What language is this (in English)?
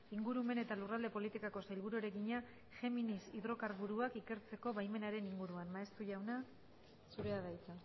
Basque